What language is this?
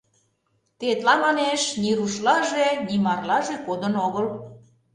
Mari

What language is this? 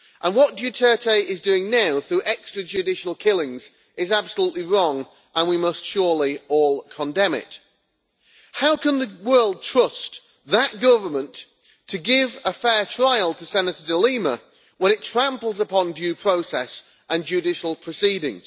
English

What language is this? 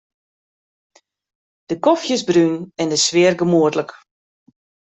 Western Frisian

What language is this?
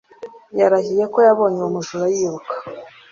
Kinyarwanda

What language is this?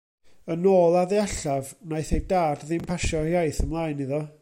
Welsh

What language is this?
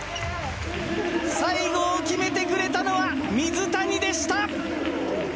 Japanese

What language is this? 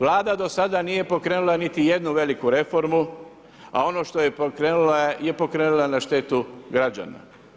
Croatian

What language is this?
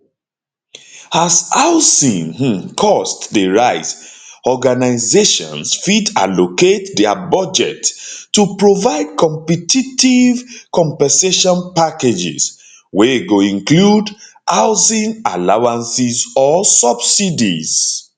Nigerian Pidgin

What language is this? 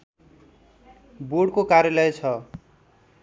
Nepali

